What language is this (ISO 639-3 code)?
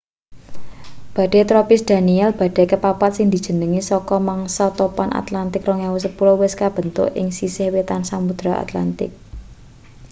jav